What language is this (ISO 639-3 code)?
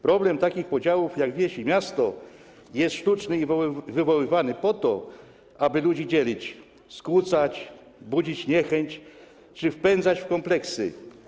pol